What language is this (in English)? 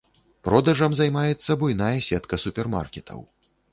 Belarusian